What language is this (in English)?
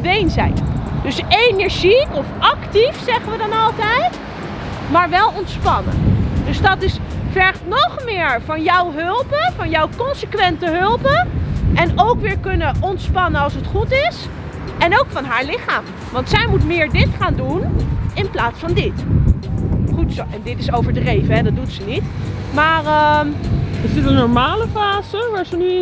Dutch